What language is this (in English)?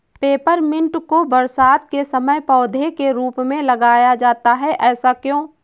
Hindi